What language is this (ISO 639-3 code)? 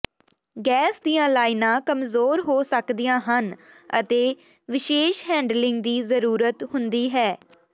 pan